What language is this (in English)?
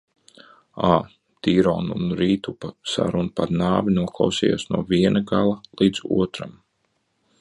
Latvian